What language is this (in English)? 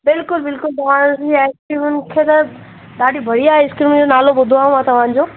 Sindhi